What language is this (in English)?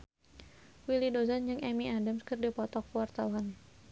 Sundanese